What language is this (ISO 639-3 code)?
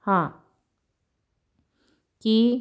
pan